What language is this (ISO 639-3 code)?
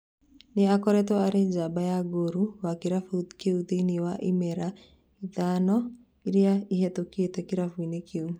kik